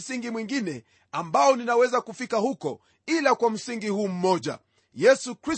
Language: Swahili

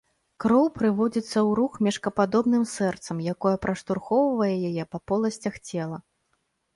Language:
Belarusian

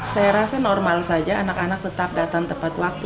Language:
Indonesian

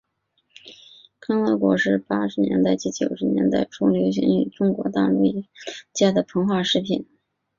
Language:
Chinese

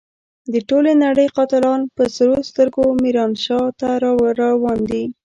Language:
Pashto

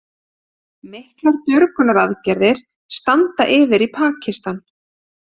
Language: Icelandic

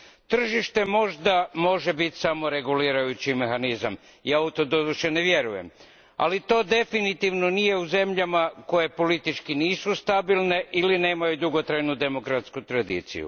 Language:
Croatian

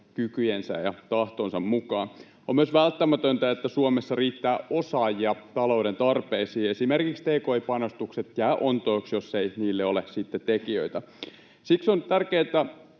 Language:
Finnish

